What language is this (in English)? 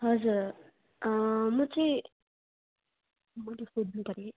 Nepali